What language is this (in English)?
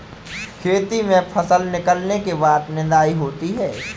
Hindi